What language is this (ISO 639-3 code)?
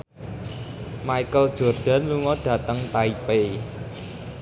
jav